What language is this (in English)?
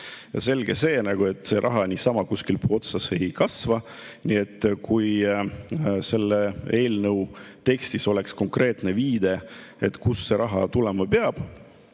Estonian